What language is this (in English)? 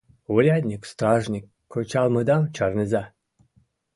Mari